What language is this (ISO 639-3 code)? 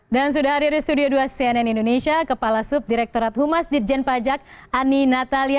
ind